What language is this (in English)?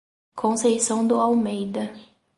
Portuguese